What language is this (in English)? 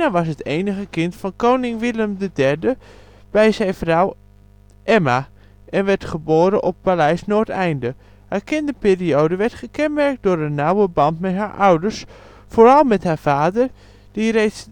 Dutch